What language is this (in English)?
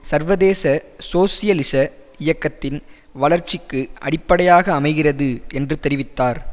Tamil